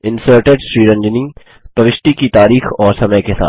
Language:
Hindi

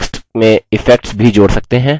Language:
Hindi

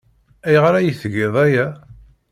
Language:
Kabyle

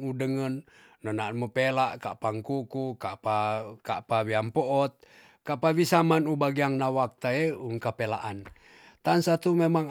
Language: Tonsea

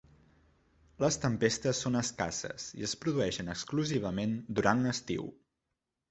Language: Catalan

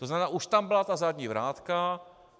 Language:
Czech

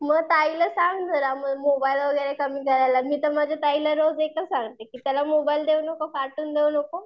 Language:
Marathi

